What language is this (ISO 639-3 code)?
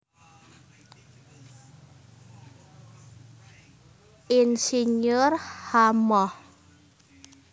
jav